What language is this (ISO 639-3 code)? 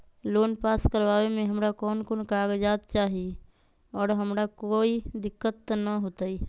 mag